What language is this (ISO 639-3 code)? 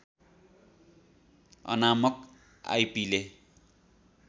nep